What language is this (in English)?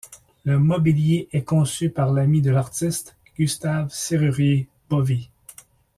French